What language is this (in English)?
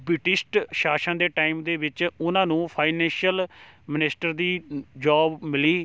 Punjabi